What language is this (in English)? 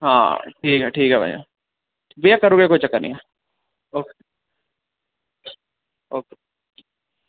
Dogri